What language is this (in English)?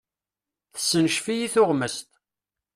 Kabyle